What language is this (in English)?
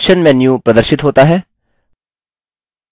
Hindi